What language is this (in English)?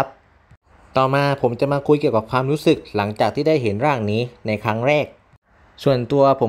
Thai